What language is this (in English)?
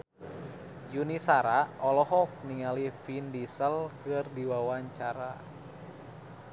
Sundanese